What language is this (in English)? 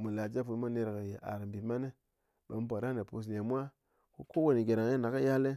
Ngas